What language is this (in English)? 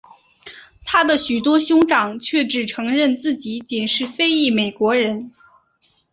Chinese